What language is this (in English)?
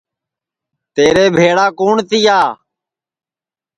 Sansi